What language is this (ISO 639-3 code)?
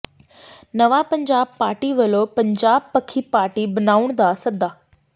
pan